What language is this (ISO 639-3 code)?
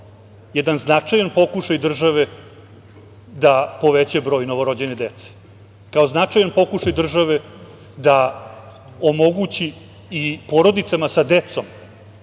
srp